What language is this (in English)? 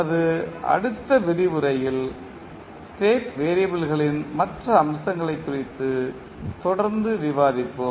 Tamil